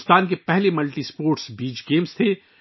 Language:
Urdu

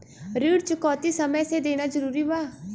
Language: Bhojpuri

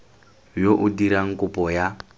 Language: Tswana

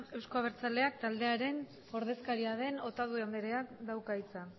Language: Basque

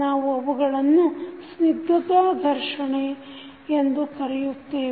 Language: Kannada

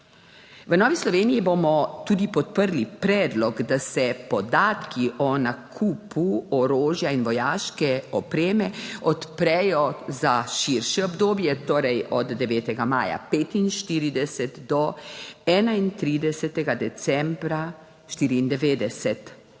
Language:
Slovenian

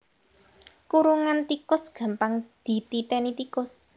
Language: Javanese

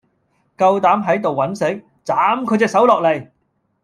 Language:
Cantonese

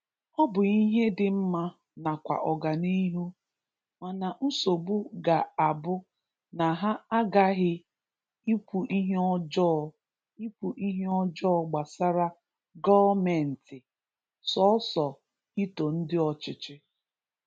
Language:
Igbo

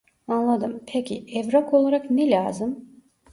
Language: Turkish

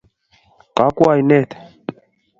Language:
Kalenjin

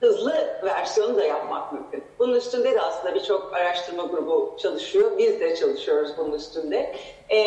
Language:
Turkish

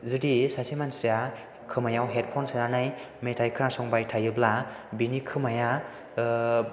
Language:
Bodo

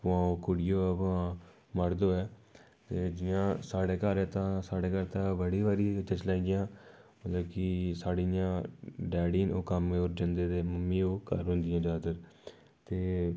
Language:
Dogri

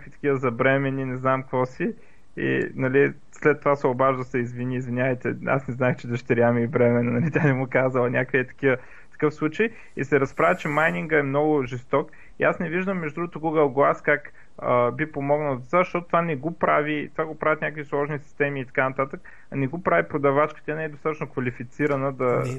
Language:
Bulgarian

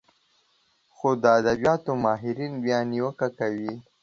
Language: Pashto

